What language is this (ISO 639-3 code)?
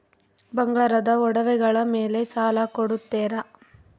kan